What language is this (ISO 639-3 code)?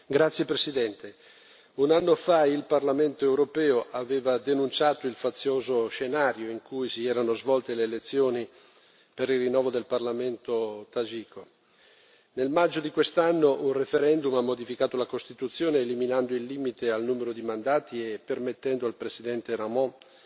ita